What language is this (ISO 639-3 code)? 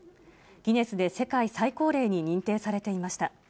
jpn